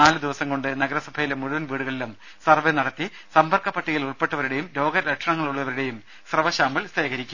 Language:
Malayalam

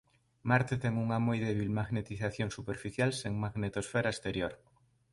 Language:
Galician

